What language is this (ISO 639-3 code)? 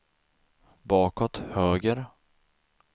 swe